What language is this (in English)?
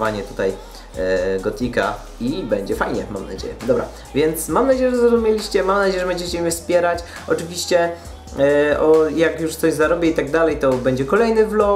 Polish